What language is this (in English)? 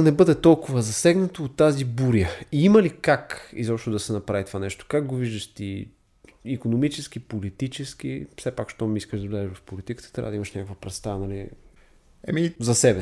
Bulgarian